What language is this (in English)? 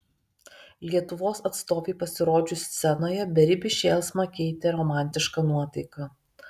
Lithuanian